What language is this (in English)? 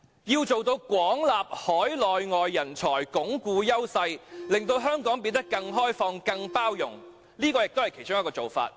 Cantonese